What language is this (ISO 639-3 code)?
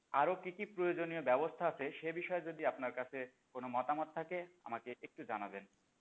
ben